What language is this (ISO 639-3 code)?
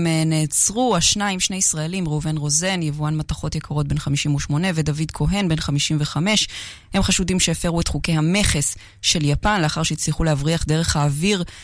heb